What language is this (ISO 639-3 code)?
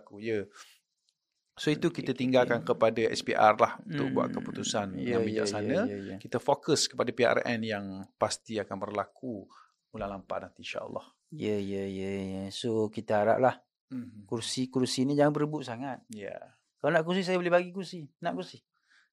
msa